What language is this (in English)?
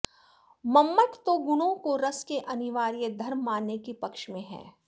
Sanskrit